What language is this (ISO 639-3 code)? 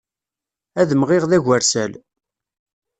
kab